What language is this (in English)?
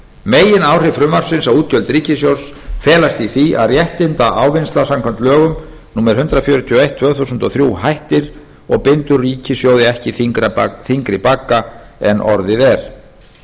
Icelandic